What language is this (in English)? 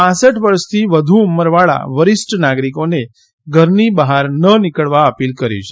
Gujarati